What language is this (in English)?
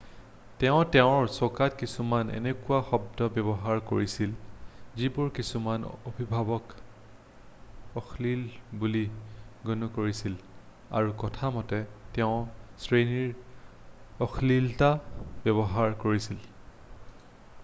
Assamese